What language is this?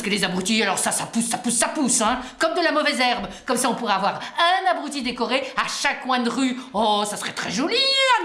French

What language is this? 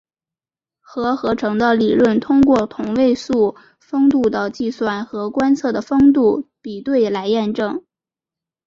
Chinese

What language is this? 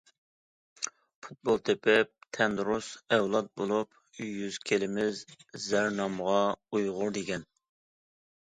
Uyghur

